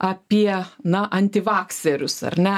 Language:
Lithuanian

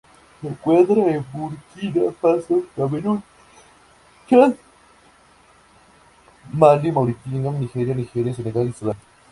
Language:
Spanish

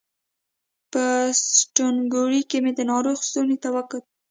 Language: Pashto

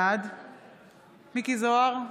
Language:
Hebrew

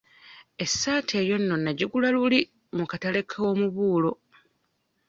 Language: Ganda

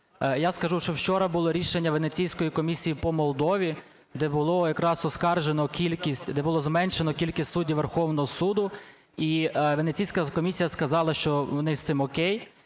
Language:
Ukrainian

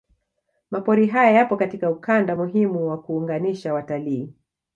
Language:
Swahili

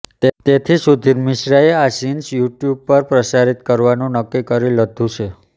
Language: Gujarati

